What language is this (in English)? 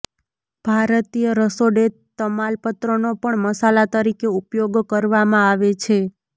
Gujarati